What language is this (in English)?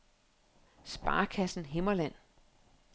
Danish